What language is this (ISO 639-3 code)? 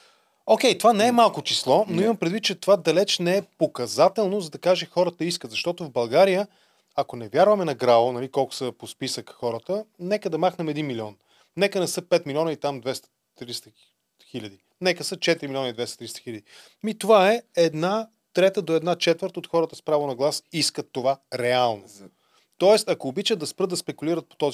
bul